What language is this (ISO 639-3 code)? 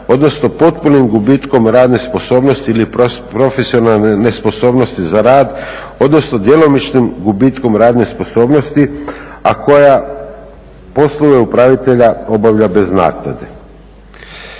hrv